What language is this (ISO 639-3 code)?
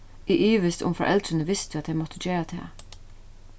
fao